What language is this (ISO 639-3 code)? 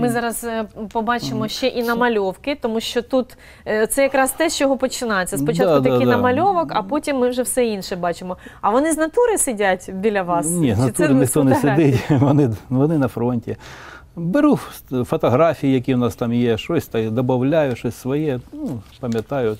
ukr